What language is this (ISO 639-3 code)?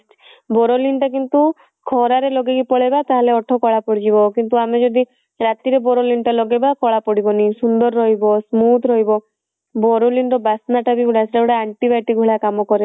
ori